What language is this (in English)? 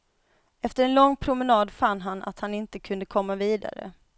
Swedish